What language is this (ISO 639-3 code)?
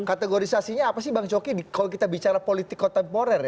ind